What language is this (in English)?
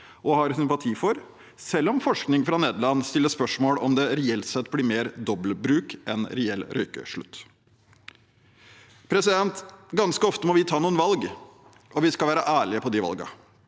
Norwegian